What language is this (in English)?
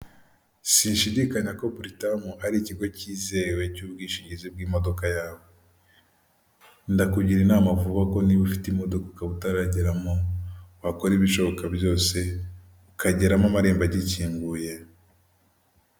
Kinyarwanda